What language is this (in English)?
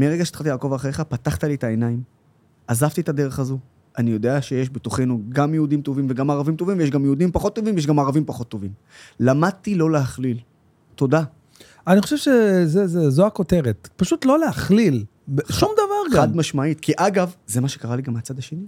Hebrew